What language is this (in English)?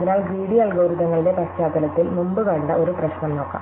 Malayalam